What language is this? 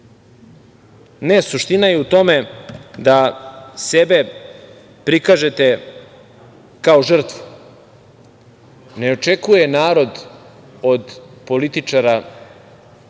Serbian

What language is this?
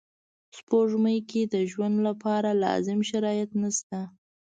Pashto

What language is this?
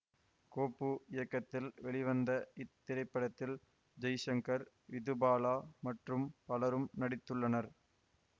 Tamil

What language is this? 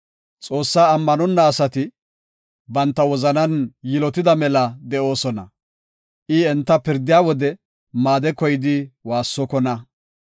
Gofa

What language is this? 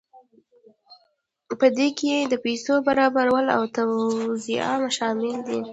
Pashto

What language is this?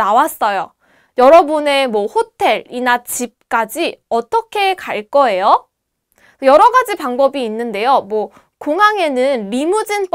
Korean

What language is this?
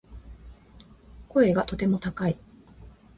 Japanese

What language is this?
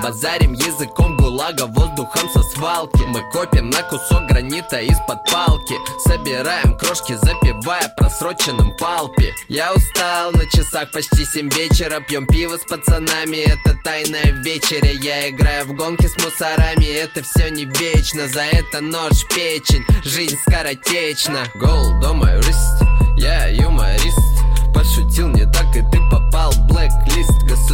Russian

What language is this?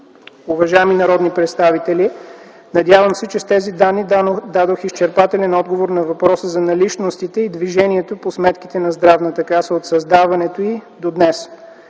Bulgarian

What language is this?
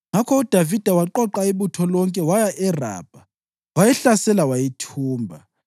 North Ndebele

